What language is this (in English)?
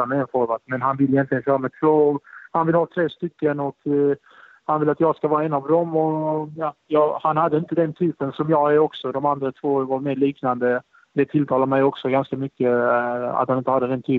Swedish